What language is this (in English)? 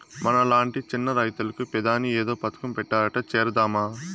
Telugu